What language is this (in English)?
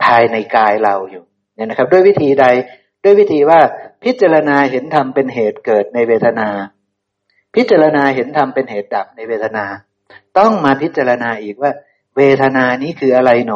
Thai